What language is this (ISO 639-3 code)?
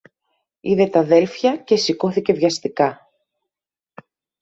ell